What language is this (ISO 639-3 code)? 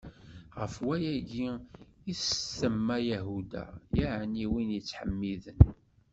kab